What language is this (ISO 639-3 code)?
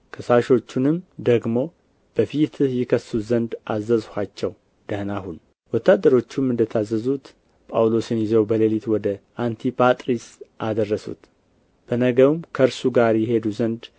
amh